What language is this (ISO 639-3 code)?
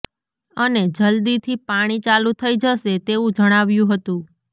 guj